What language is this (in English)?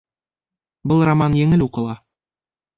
Bashkir